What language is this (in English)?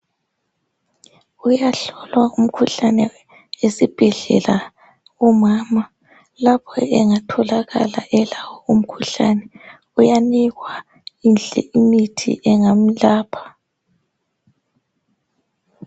North Ndebele